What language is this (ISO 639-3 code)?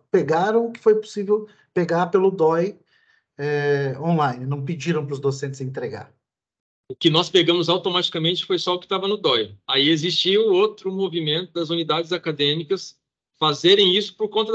por